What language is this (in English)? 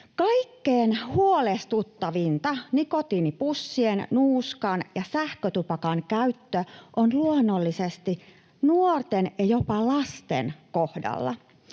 Finnish